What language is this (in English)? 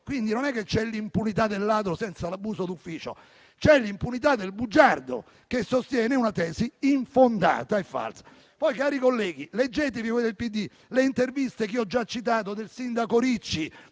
Italian